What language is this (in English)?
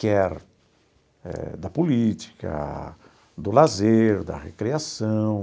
Portuguese